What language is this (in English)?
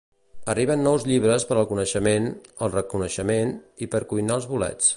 Catalan